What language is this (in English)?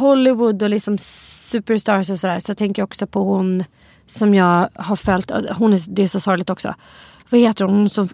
Swedish